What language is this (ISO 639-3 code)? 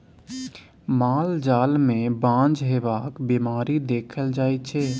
mai